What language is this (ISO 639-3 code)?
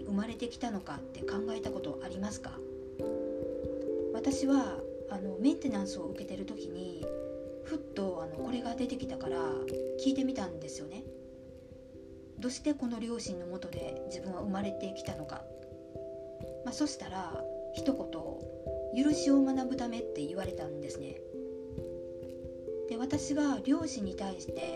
jpn